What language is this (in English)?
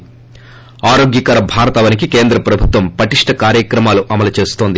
Telugu